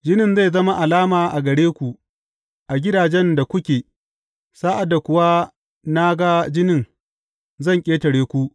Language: Hausa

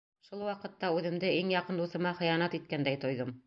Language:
Bashkir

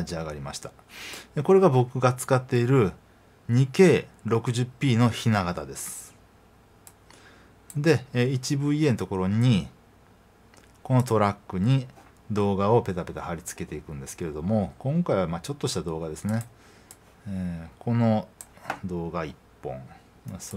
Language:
Japanese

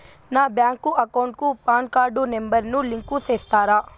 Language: Telugu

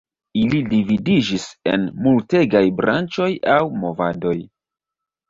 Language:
Esperanto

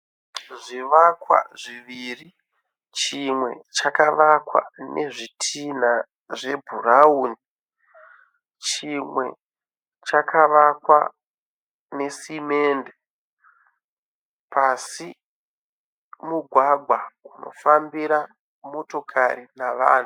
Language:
Shona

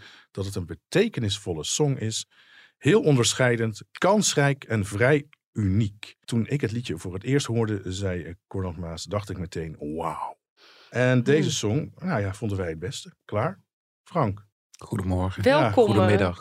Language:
Dutch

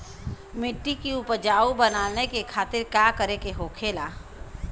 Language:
Bhojpuri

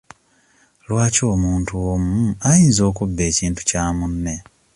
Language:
Ganda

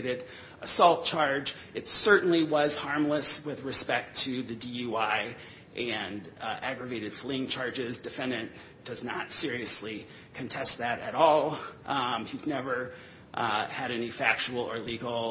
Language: English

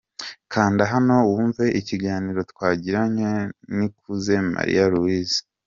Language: Kinyarwanda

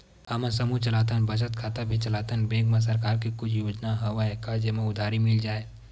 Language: Chhattisgarhi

